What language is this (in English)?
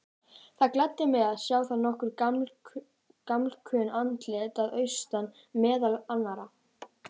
Icelandic